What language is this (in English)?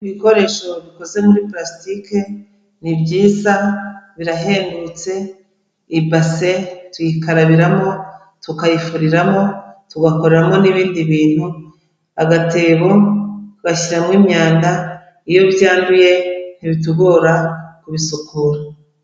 Kinyarwanda